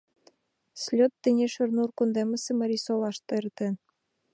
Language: Mari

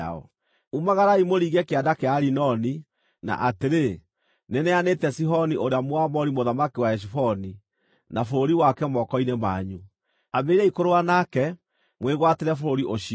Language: Kikuyu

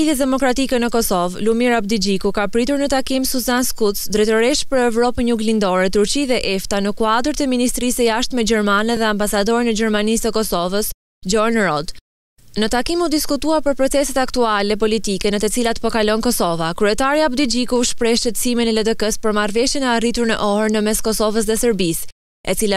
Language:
Romanian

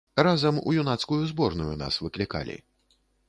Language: Belarusian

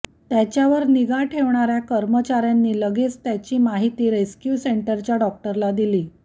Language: Marathi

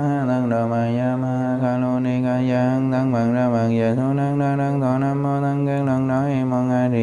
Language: Vietnamese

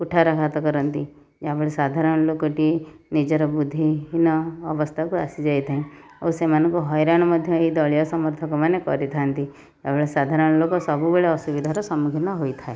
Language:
Odia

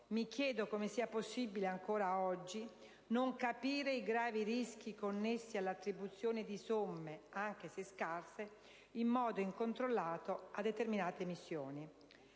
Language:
Italian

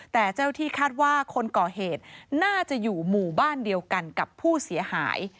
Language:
Thai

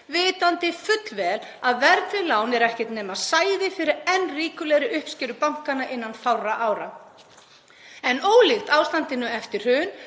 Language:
Icelandic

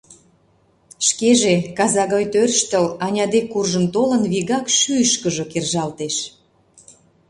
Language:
Mari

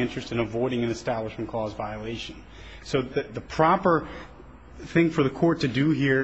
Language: English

